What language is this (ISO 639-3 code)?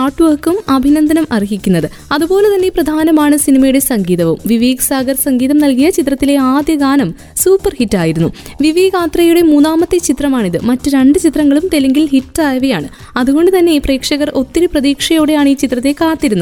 mal